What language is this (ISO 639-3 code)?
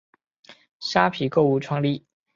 zho